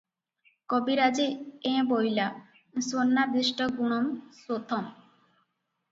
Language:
Odia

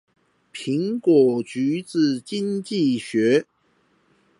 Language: Chinese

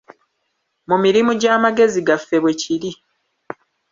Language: Ganda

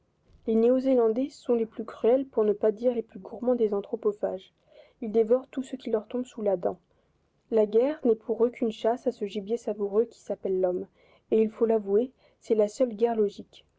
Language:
French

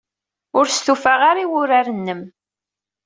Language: Kabyle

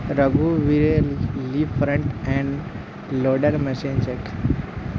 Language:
Magahi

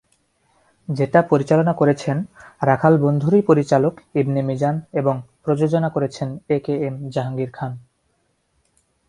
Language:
Bangla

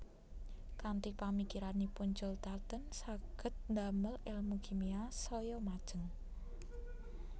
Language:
Javanese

